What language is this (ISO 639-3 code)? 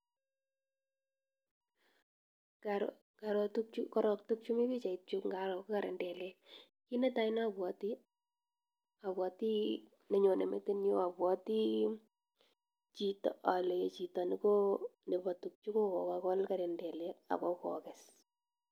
kln